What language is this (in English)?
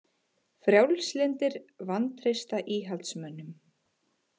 Icelandic